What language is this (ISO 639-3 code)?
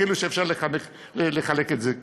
heb